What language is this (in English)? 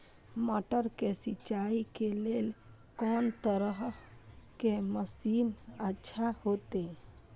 Maithili